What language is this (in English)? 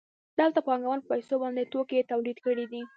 Pashto